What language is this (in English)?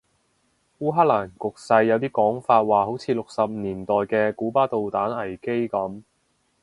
Cantonese